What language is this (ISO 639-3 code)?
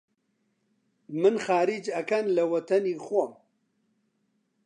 ckb